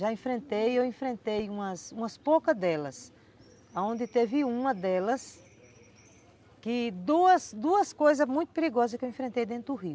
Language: Portuguese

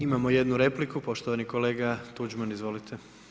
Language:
Croatian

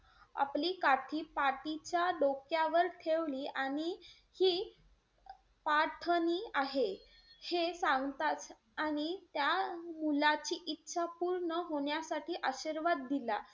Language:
Marathi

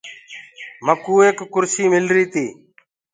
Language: Gurgula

